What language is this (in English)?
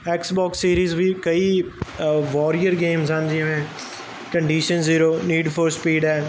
Punjabi